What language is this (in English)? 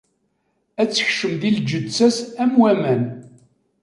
Kabyle